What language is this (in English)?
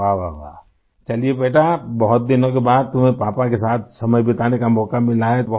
Urdu